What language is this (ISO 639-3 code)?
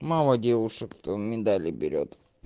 rus